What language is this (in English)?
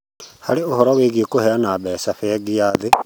Kikuyu